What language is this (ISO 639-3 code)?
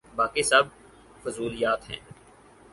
urd